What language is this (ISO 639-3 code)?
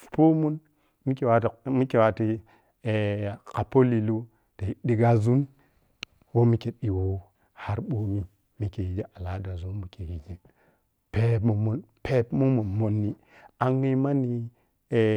piy